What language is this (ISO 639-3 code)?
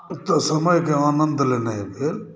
mai